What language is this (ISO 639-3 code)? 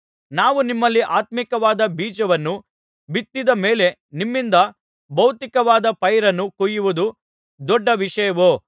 kan